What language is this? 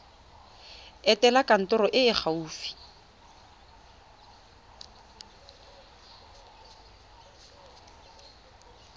Tswana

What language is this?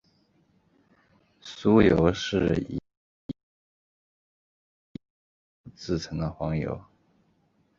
Chinese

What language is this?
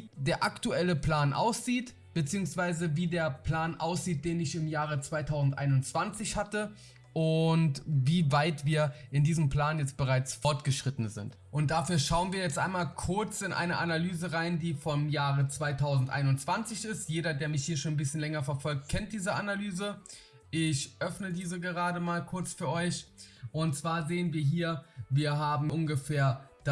German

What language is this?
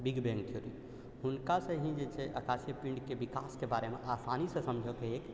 Maithili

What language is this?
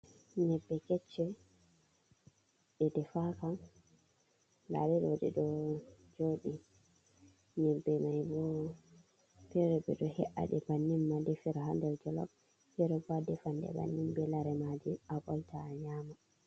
Fula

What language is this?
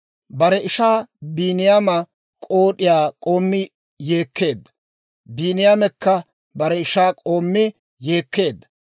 Dawro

